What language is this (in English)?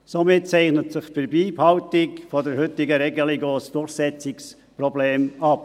Swiss German